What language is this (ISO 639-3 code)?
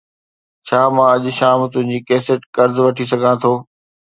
snd